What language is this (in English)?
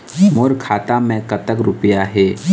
Chhattisgarhi